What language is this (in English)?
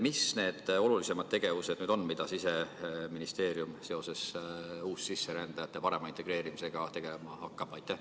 Estonian